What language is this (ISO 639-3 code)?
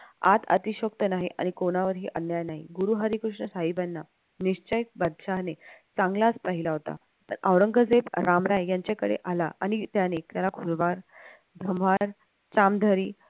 mar